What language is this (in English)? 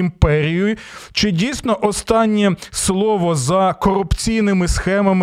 Ukrainian